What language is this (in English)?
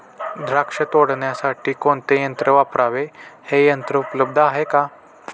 Marathi